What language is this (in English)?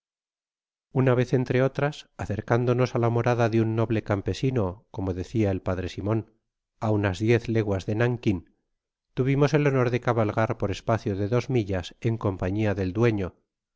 Spanish